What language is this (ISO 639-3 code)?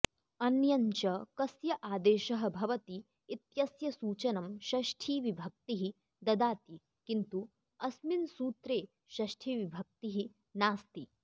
san